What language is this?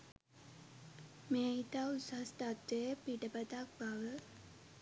Sinhala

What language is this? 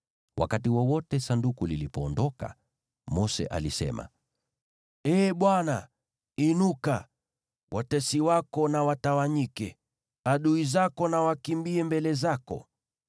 Swahili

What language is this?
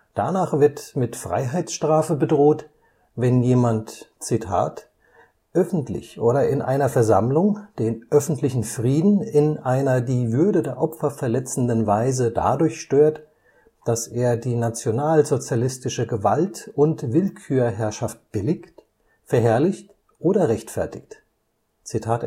German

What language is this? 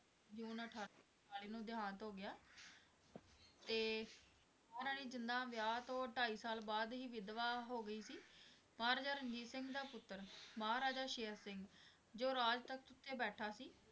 Punjabi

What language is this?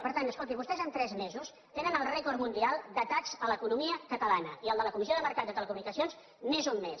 Catalan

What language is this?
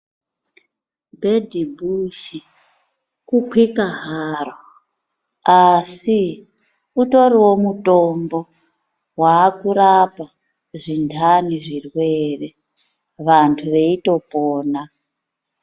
Ndau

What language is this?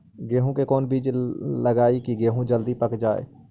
Magahi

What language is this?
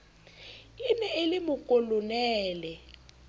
Southern Sotho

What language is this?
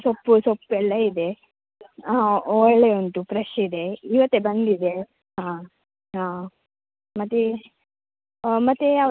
Kannada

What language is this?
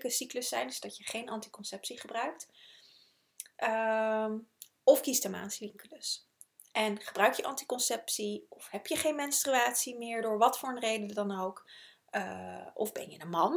Dutch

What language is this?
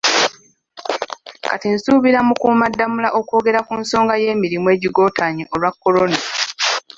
Ganda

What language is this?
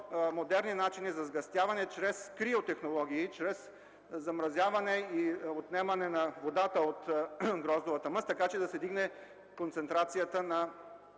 Bulgarian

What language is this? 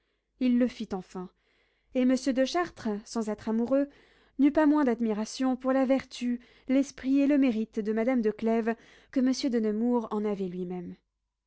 French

